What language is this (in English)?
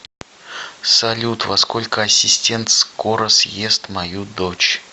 Russian